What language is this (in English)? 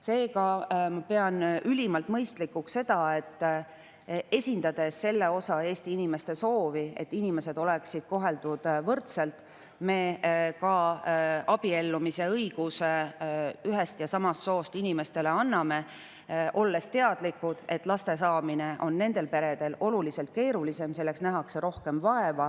Estonian